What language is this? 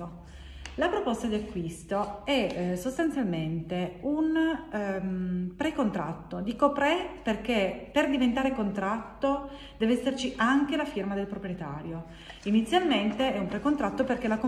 Italian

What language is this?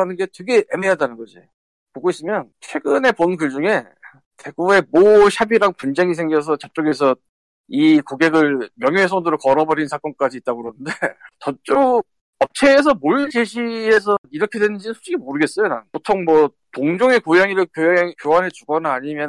Korean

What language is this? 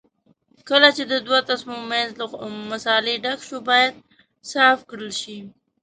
Pashto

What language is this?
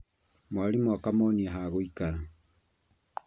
Kikuyu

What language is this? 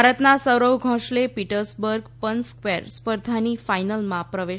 Gujarati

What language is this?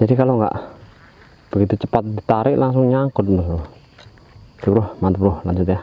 Indonesian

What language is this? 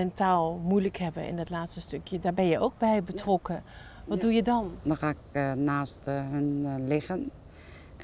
Dutch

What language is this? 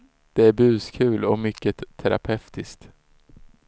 Swedish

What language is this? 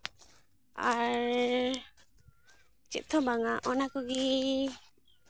Santali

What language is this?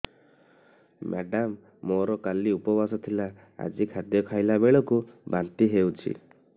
Odia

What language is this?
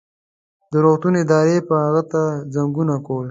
Pashto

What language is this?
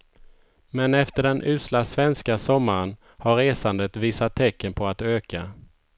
Swedish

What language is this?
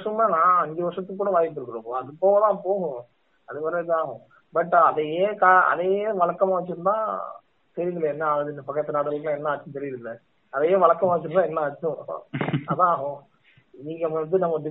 Tamil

